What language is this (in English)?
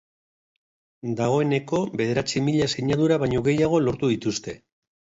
Basque